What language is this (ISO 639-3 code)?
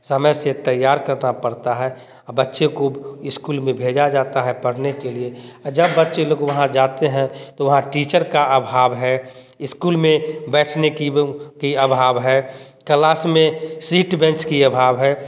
hin